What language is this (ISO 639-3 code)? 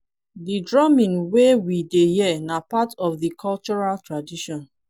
pcm